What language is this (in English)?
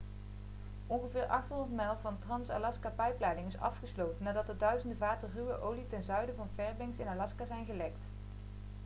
Dutch